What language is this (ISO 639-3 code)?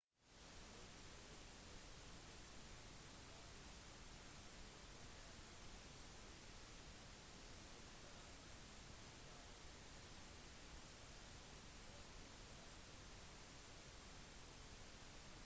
nob